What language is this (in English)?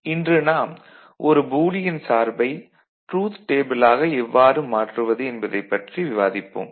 Tamil